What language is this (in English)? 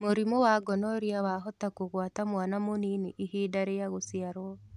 Kikuyu